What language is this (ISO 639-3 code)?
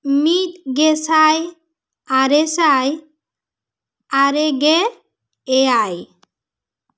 sat